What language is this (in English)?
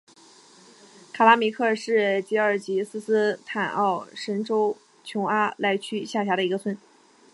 Chinese